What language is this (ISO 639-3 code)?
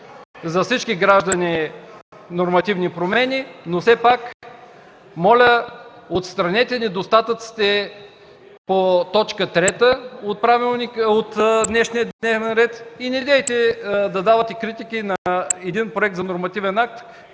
bul